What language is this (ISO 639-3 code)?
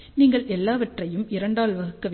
tam